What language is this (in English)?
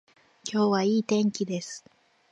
Japanese